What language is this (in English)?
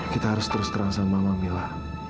Indonesian